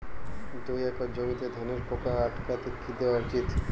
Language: Bangla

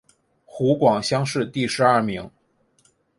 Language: Chinese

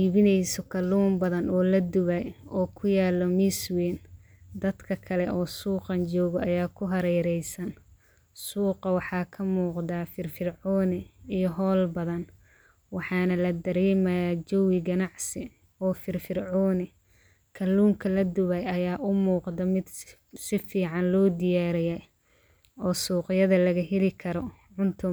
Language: Somali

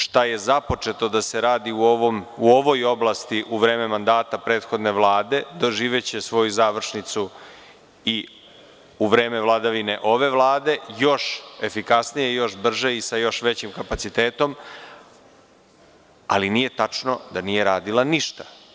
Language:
Serbian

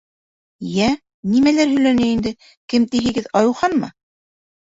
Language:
Bashkir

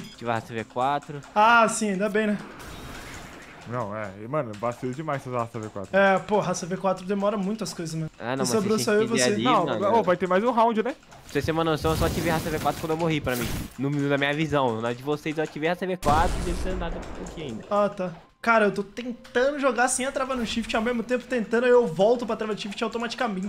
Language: Portuguese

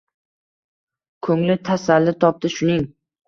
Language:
Uzbek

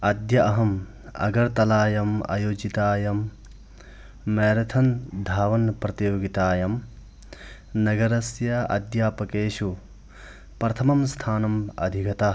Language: Sanskrit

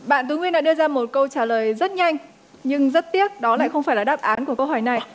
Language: Vietnamese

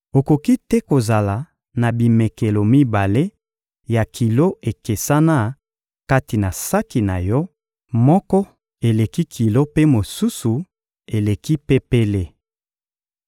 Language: Lingala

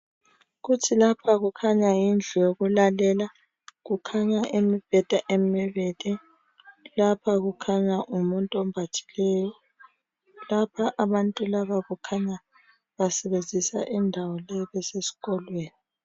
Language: North Ndebele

